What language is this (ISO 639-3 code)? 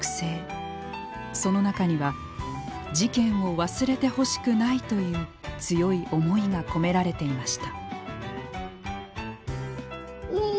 jpn